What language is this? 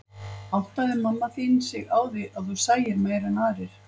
Icelandic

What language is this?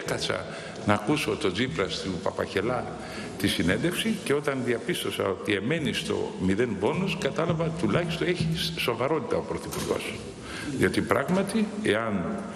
Greek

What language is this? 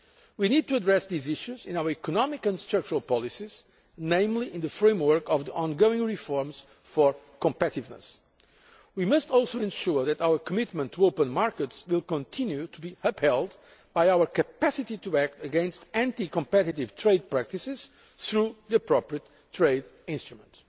English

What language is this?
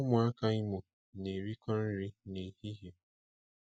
Igbo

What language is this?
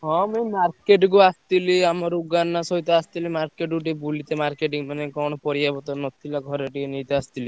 Odia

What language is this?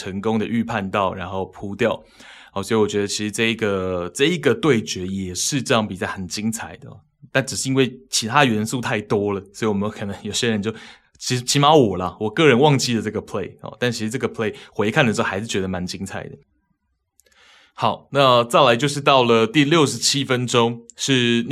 Chinese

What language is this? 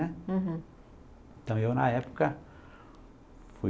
Portuguese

